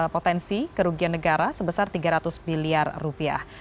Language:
Indonesian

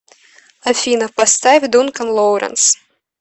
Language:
Russian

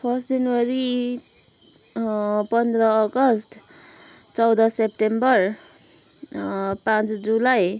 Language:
Nepali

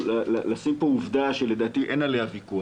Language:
Hebrew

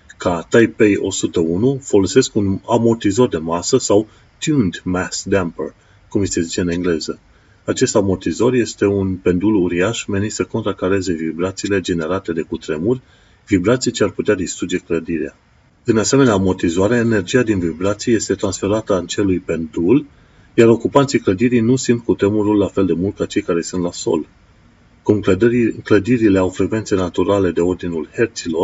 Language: Romanian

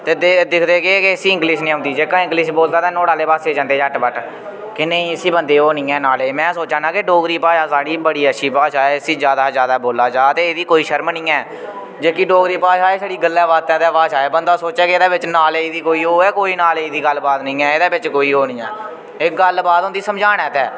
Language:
Dogri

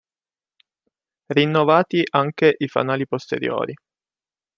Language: Italian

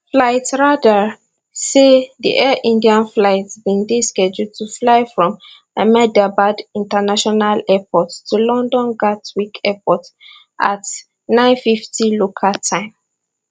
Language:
Nigerian Pidgin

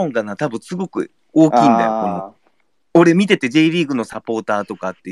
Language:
Japanese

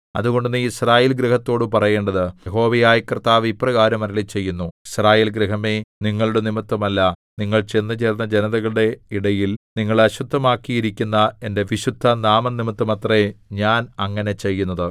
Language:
Malayalam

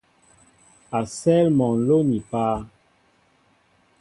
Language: Mbo (Cameroon)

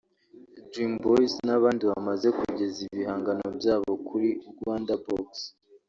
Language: Kinyarwanda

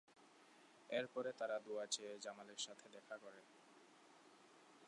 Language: Bangla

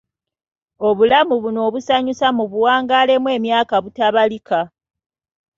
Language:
Ganda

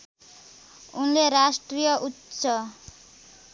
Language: Nepali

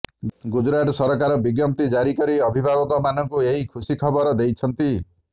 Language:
Odia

